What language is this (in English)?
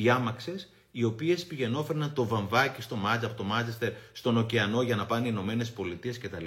Greek